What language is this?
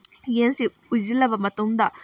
Manipuri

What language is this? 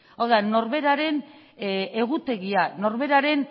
Basque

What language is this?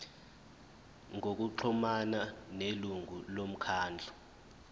Zulu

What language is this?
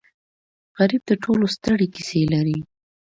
Pashto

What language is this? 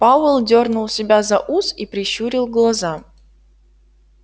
Russian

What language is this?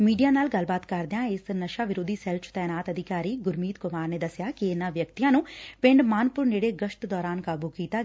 Punjabi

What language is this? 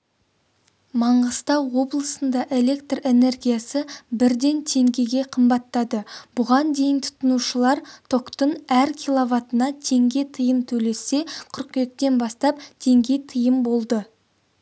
Kazakh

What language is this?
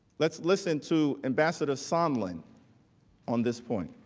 English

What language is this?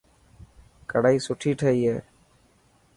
Dhatki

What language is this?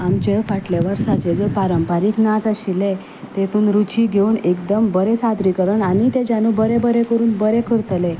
Konkani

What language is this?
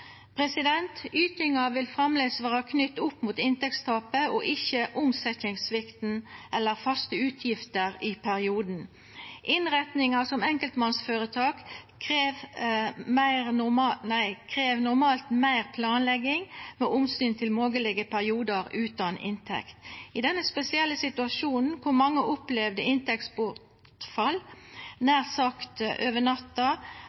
Norwegian Nynorsk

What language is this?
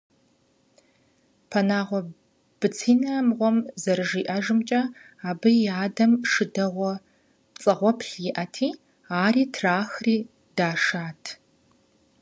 Kabardian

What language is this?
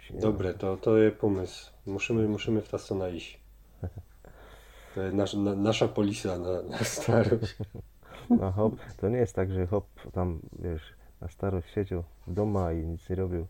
Polish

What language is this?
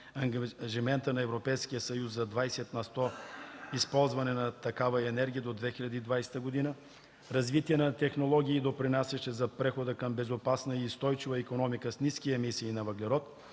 Bulgarian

